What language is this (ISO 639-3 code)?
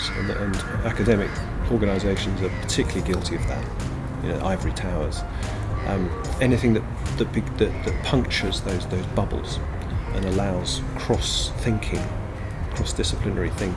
eng